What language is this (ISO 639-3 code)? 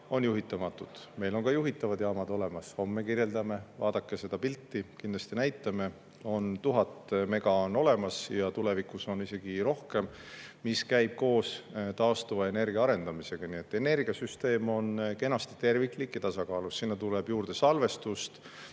est